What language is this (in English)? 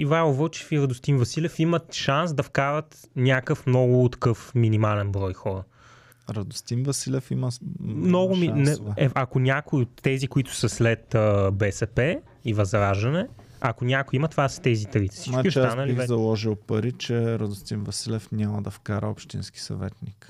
Bulgarian